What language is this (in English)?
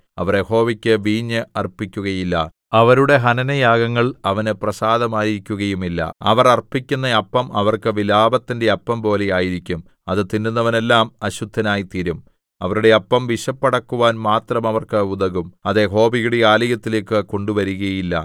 Malayalam